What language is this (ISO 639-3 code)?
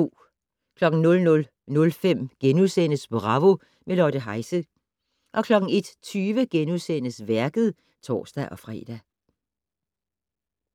dan